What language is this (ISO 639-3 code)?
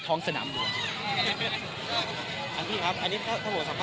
tha